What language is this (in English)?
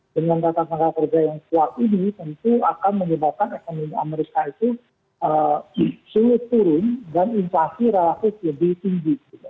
Indonesian